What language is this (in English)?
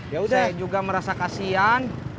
Indonesian